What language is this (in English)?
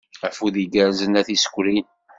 Kabyle